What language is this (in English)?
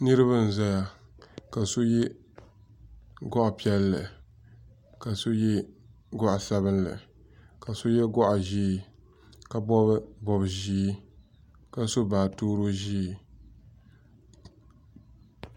Dagbani